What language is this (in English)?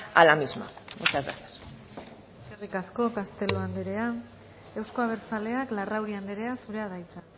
Basque